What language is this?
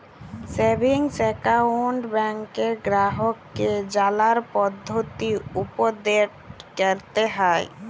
Bangla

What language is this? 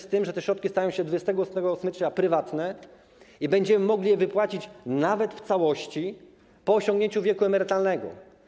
Polish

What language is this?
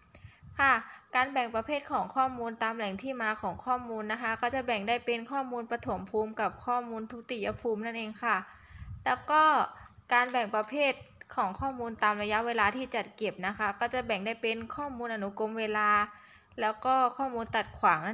Thai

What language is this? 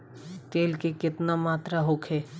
Bhojpuri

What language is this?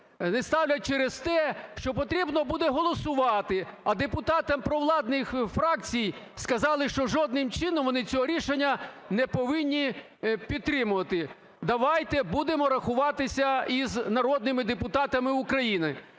Ukrainian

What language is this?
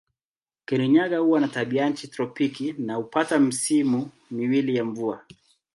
Swahili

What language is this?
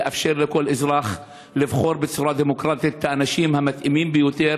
Hebrew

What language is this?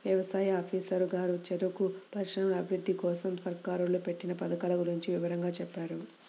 Telugu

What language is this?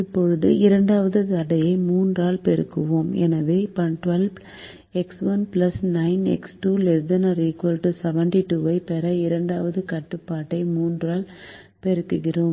Tamil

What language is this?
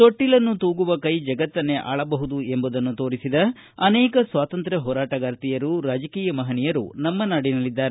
Kannada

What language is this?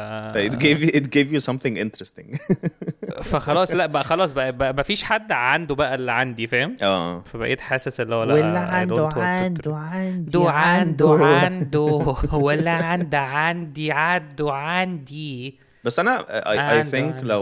Arabic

